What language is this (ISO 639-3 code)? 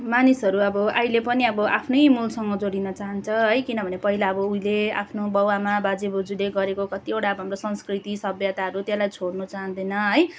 nep